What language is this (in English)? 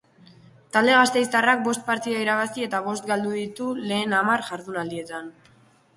Basque